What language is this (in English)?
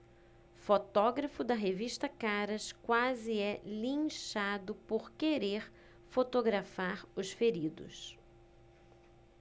Portuguese